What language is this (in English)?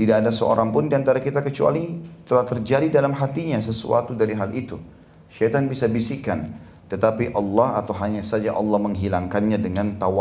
Indonesian